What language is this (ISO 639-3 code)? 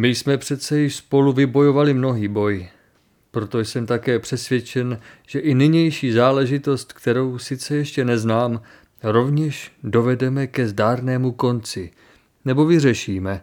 ces